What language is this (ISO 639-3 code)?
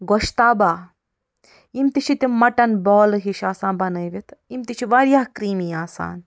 kas